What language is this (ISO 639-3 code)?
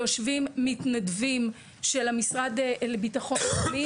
heb